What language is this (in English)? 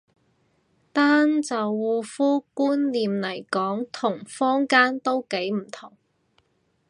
Cantonese